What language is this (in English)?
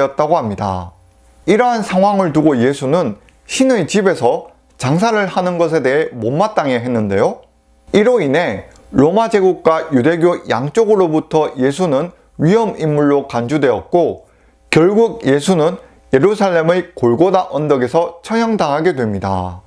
Korean